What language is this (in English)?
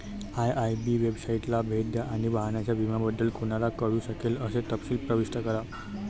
Marathi